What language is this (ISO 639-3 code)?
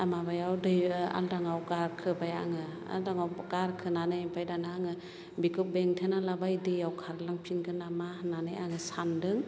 brx